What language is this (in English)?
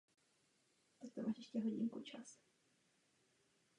Czech